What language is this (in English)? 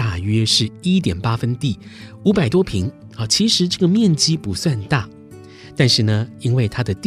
Chinese